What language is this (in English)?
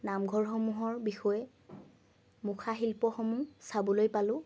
Assamese